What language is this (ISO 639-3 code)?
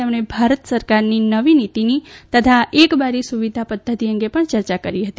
guj